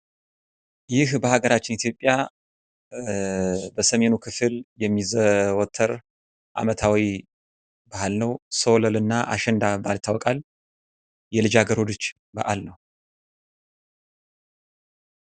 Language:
Amharic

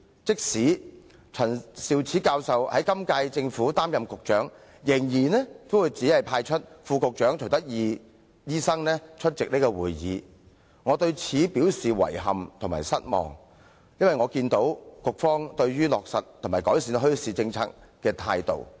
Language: Cantonese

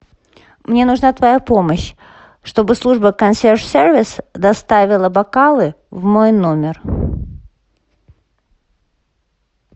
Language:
Russian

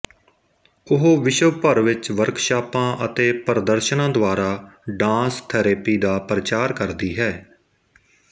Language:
Punjabi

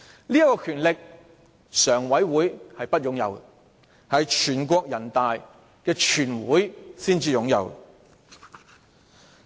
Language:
Cantonese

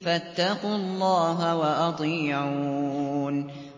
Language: Arabic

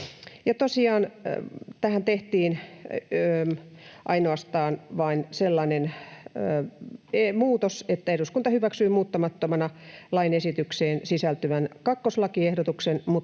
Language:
Finnish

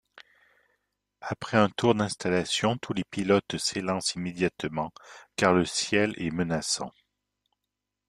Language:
French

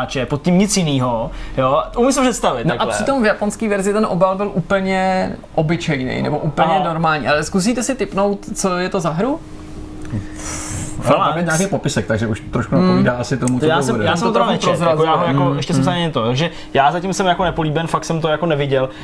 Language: Czech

